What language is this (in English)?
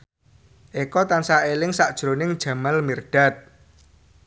Javanese